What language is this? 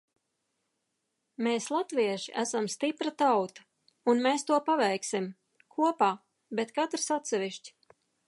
Latvian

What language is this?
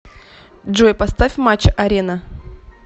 Russian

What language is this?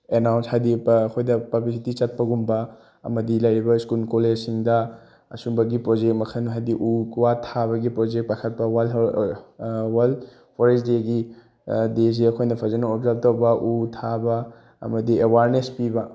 Manipuri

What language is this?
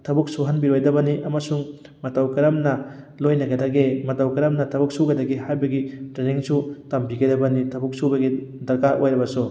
Manipuri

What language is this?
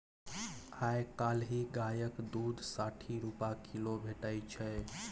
Maithili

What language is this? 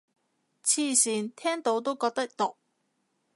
Cantonese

